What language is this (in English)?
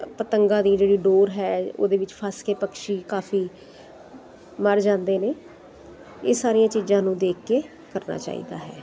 Punjabi